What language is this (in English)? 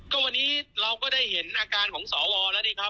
Thai